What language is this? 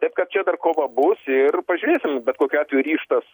Lithuanian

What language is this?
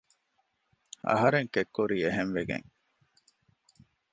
Divehi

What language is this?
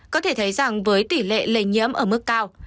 Vietnamese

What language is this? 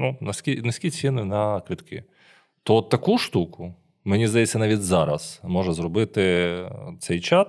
Ukrainian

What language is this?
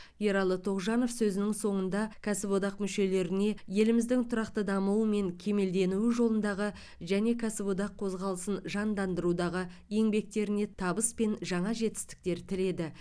Kazakh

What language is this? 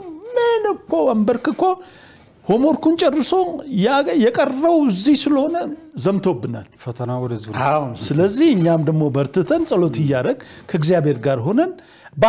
Arabic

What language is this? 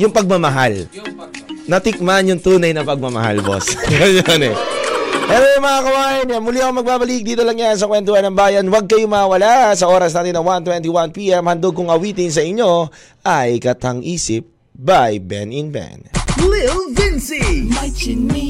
Filipino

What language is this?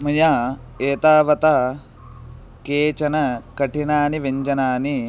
Sanskrit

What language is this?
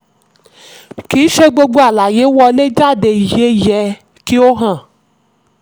Yoruba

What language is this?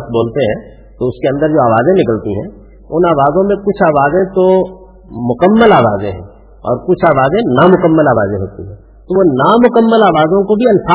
Urdu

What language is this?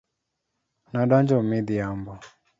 Luo (Kenya and Tanzania)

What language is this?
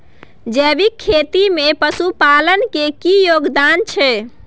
Maithili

